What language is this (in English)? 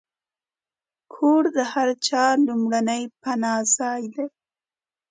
Pashto